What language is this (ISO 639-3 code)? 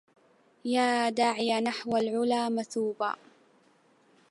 ara